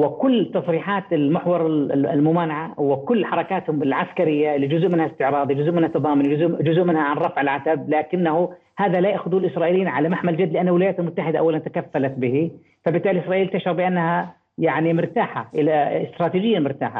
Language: Arabic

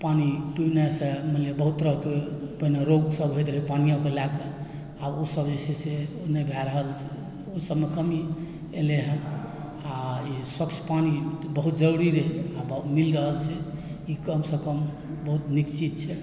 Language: Maithili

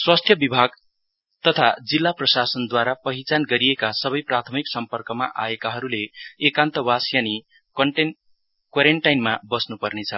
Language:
Nepali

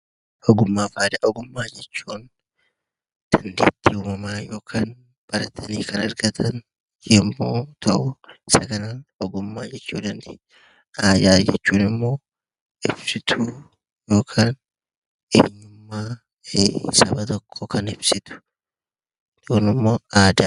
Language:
Oromo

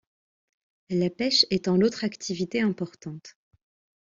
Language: French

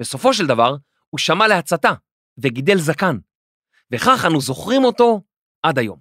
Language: Hebrew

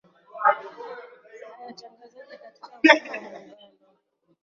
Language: Swahili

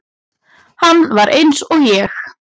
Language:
Icelandic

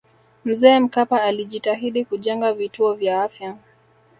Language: Swahili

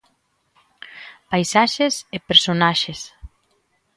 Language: Galician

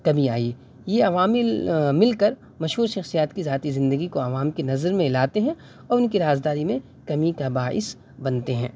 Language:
Urdu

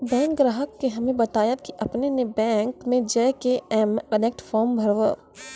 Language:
Maithili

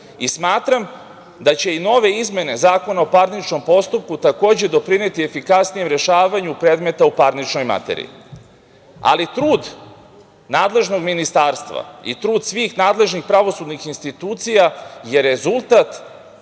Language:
Serbian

